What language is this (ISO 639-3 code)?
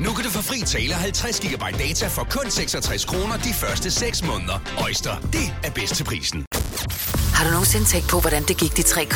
dan